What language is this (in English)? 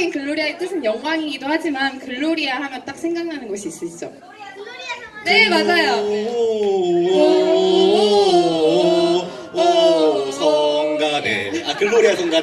Korean